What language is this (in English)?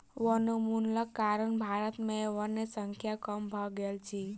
Maithili